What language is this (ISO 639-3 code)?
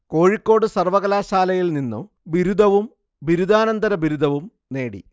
mal